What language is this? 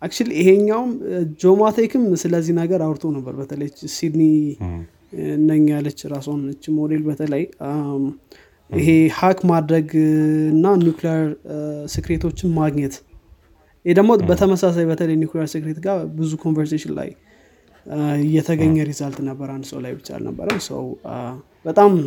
Amharic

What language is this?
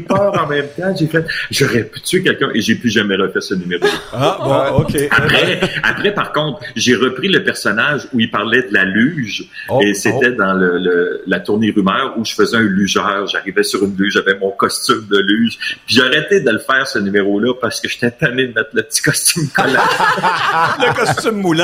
French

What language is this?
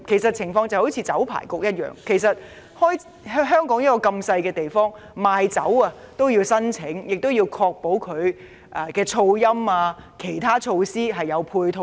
Cantonese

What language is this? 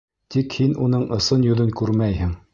Bashkir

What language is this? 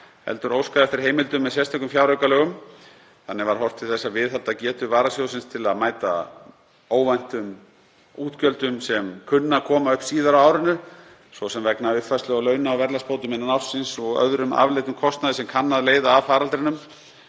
Icelandic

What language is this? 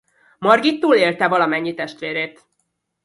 Hungarian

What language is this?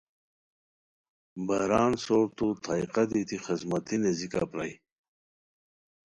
Khowar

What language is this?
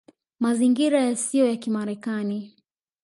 Swahili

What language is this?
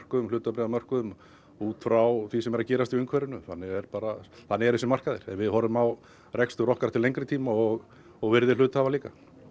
Icelandic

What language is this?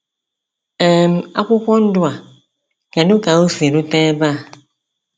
Igbo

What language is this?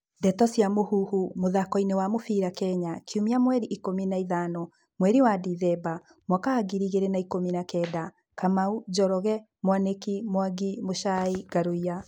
Kikuyu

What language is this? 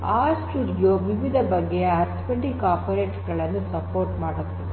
Kannada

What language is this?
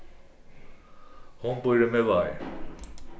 Faroese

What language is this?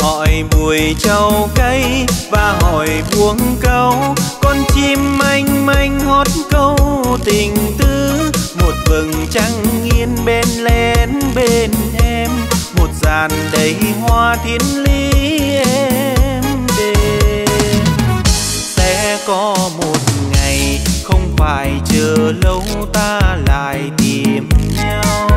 Vietnamese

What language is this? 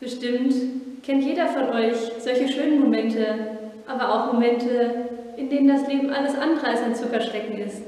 German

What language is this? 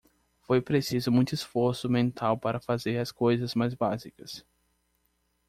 Portuguese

